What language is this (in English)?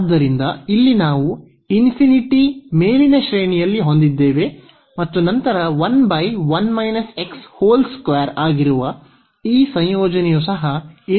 Kannada